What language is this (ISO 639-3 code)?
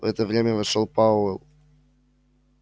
rus